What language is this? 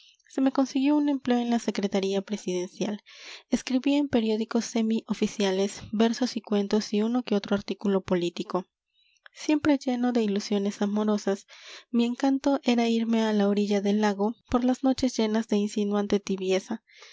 Spanish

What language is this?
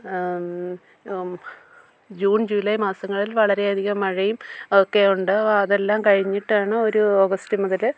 Malayalam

